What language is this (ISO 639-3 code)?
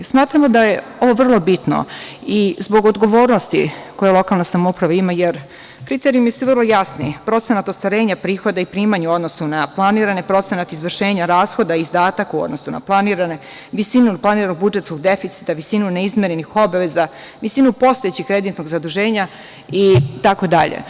srp